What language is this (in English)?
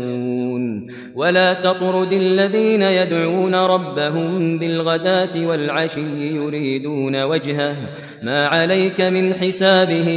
Arabic